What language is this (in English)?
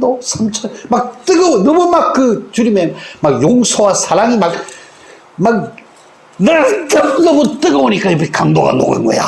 Korean